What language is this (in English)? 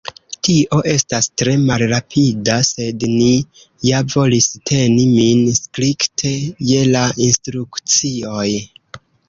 Esperanto